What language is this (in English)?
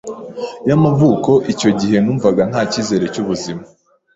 Kinyarwanda